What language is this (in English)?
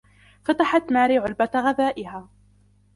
Arabic